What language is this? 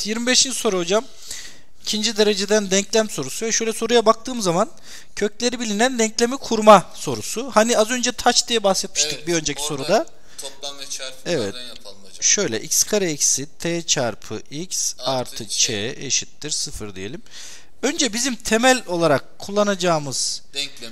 Turkish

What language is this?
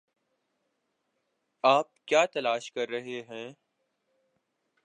Urdu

